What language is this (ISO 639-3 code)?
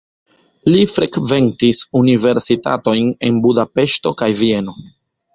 epo